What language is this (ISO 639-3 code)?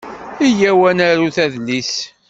kab